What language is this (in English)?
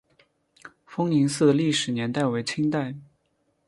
Chinese